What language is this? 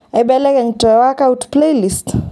Masai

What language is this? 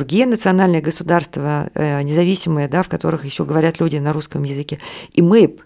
Russian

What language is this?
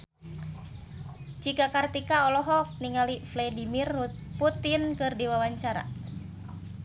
Sundanese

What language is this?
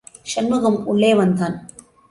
Tamil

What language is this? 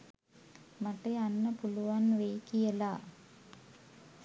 Sinhala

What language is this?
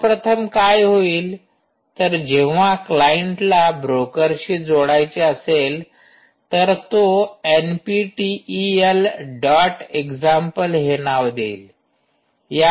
Marathi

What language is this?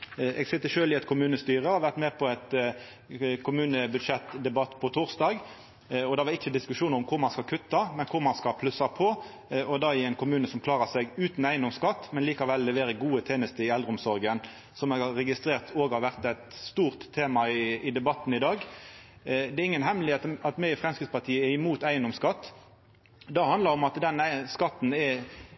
Norwegian Nynorsk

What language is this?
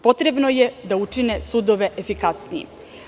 Serbian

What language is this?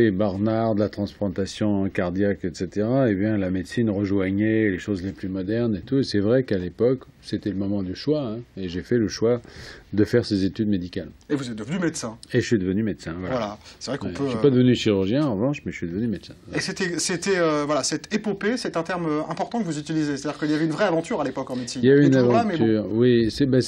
French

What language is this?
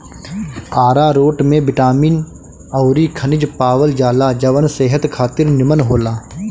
Bhojpuri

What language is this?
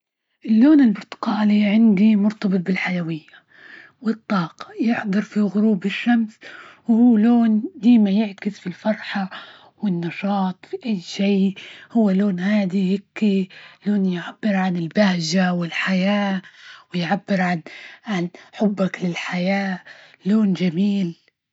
Libyan Arabic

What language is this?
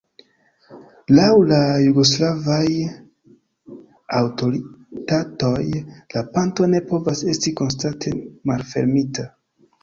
Esperanto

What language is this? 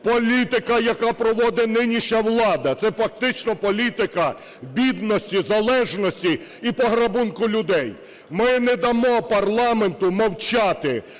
Ukrainian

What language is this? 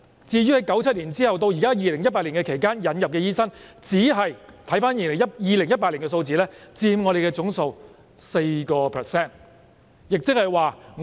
Cantonese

